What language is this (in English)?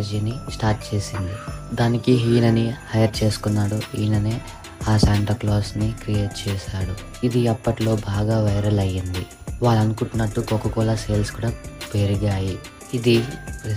Telugu